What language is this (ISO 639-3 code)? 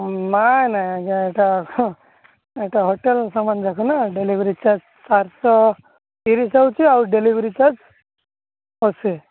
ori